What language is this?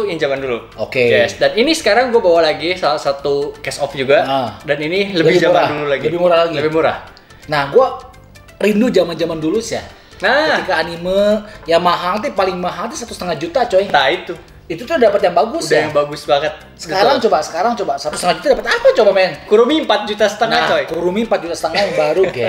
Indonesian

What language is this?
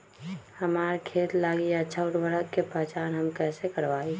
Magahi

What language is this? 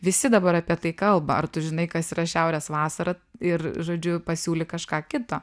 Lithuanian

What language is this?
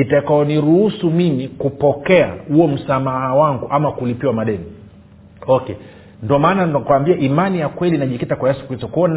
Swahili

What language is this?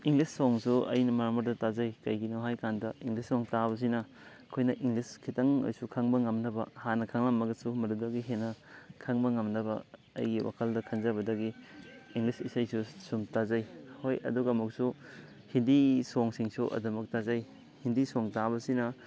Manipuri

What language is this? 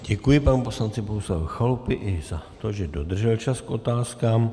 Czech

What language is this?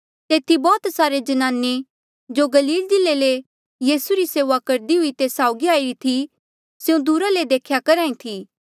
Mandeali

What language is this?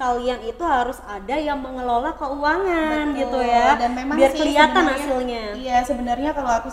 Indonesian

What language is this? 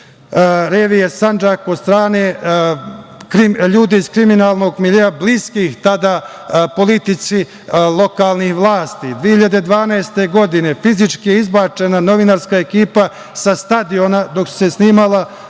Serbian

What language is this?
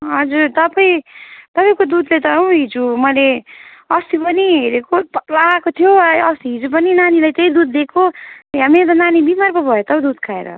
Nepali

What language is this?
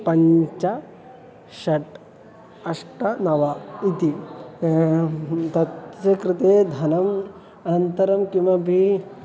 Sanskrit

